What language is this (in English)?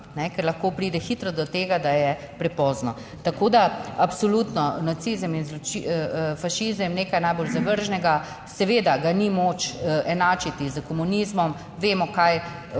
Slovenian